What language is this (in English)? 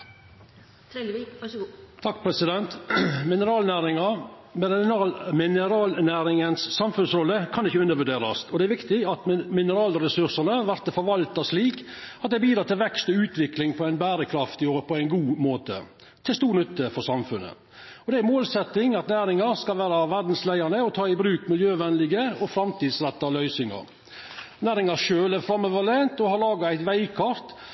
Norwegian Nynorsk